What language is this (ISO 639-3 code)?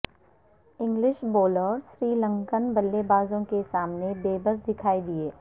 urd